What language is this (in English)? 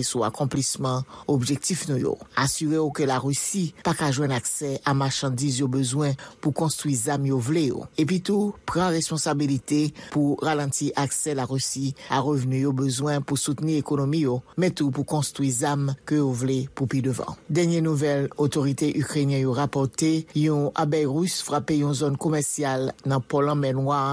French